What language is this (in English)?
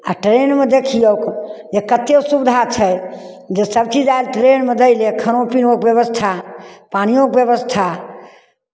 Maithili